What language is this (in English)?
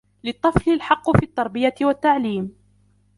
Arabic